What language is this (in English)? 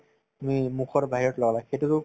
Assamese